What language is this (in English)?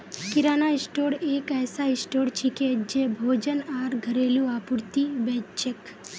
Magahi